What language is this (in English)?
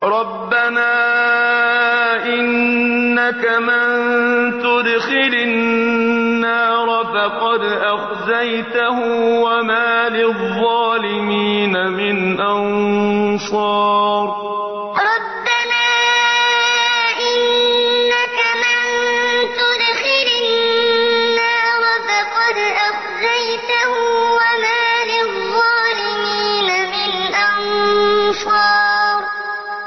Arabic